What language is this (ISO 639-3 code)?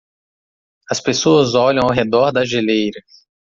por